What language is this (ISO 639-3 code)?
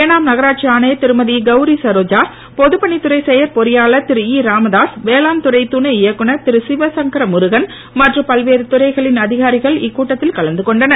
tam